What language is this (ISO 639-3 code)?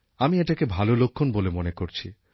ben